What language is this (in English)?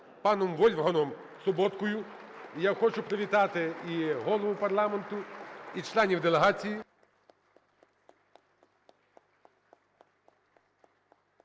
Ukrainian